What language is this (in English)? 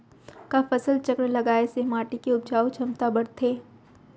Chhattisgarhi